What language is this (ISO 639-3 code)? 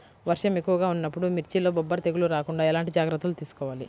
tel